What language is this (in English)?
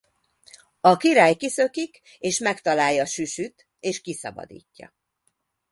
Hungarian